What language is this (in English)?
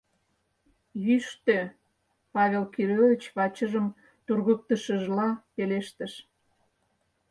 Mari